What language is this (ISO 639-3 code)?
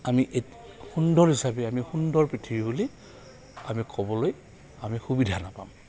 asm